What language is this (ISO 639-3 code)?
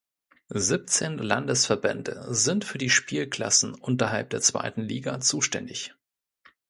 deu